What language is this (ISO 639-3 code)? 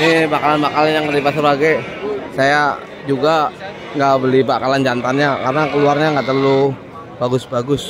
ind